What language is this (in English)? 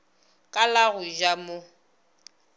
Northern Sotho